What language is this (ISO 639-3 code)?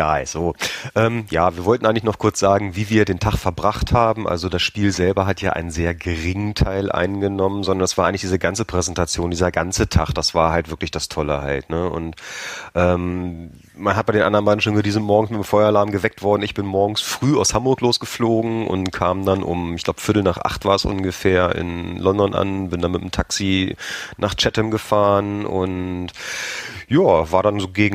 deu